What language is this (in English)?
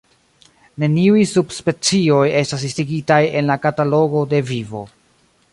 Esperanto